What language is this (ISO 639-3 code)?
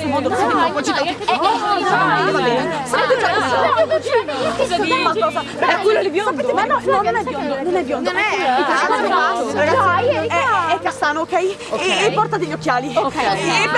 ita